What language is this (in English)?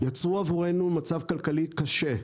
Hebrew